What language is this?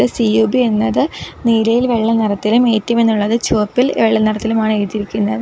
Malayalam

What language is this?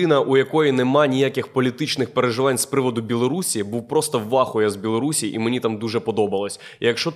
Ukrainian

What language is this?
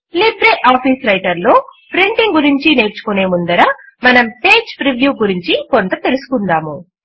Telugu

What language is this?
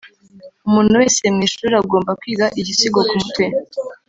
Kinyarwanda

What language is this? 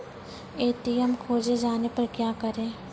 Maithili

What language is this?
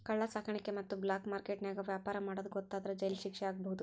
Kannada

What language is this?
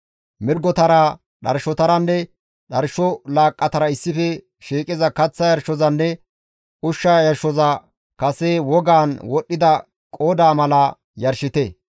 Gamo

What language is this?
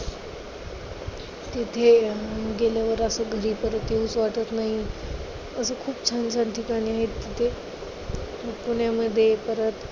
Marathi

